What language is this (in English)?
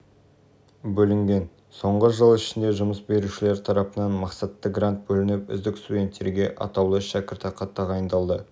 Kazakh